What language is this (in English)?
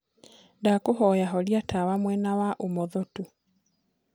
Kikuyu